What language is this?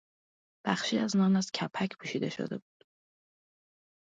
Persian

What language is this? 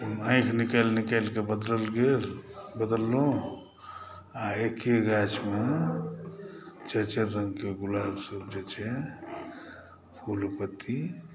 Maithili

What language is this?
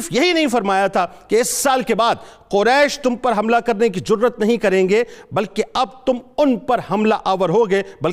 Urdu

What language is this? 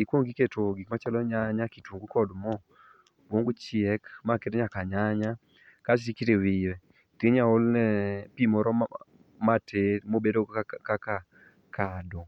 Luo (Kenya and Tanzania)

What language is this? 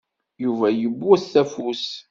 Kabyle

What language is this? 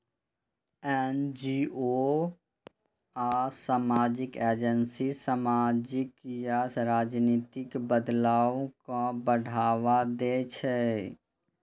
Maithili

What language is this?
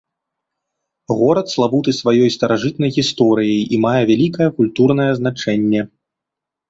Belarusian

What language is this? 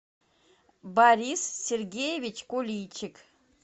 Russian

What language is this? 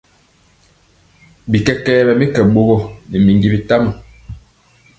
Mpiemo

